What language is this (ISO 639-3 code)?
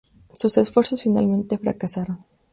spa